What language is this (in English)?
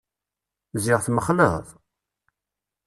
Kabyle